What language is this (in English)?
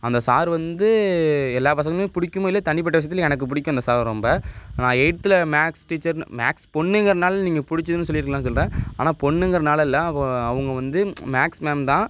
Tamil